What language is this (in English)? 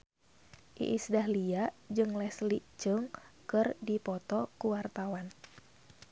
Sundanese